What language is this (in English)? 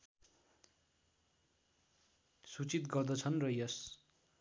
Nepali